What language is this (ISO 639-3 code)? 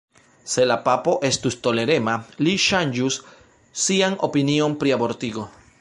epo